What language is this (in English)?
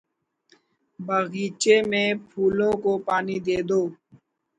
Urdu